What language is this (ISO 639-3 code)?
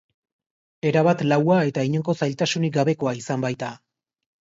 eus